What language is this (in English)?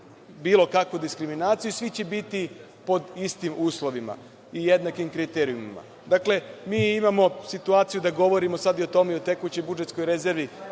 Serbian